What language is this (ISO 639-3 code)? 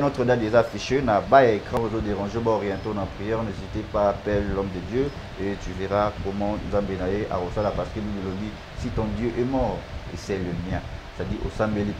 fra